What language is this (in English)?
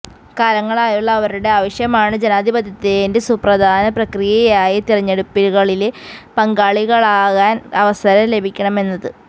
Malayalam